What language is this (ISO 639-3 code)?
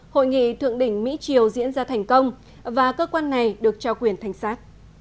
vie